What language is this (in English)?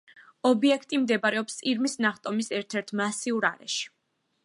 Georgian